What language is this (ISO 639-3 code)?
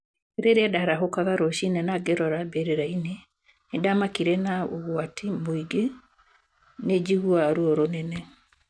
kik